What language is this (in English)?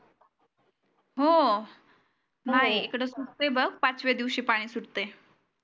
Marathi